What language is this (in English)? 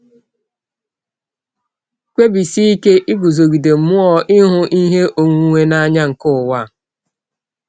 Igbo